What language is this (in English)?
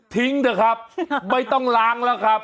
Thai